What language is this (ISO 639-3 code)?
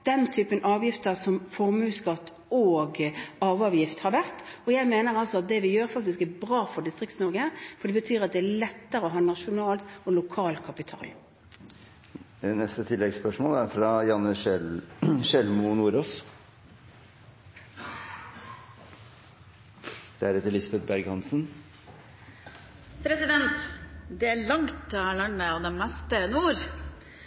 nor